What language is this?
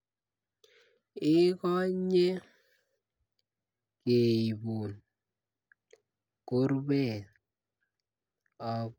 Kalenjin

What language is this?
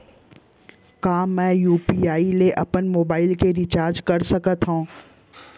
Chhattisgarhi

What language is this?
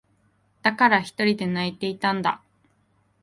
Japanese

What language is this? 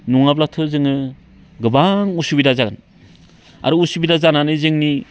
Bodo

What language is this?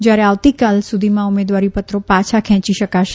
Gujarati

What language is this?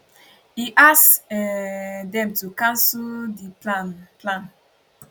Nigerian Pidgin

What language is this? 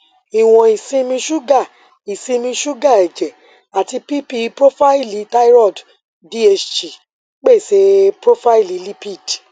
Yoruba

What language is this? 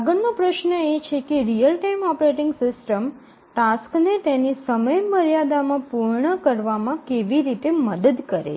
Gujarati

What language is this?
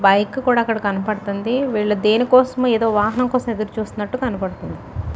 Telugu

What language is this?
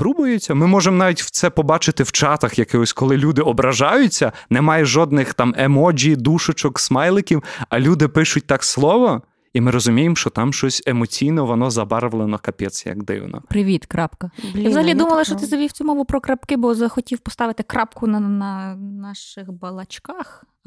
Ukrainian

